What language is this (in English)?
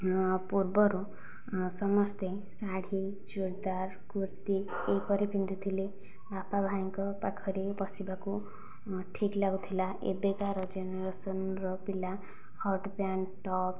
Odia